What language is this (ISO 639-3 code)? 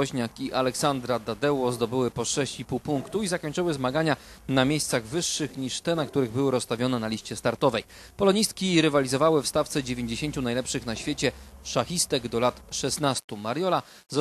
pol